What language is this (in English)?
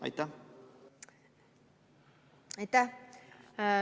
Estonian